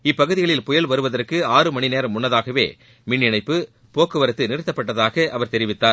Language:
Tamil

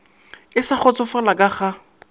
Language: Northern Sotho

